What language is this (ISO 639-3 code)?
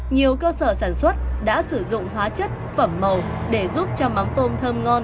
vie